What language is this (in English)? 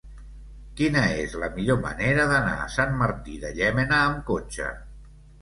Catalan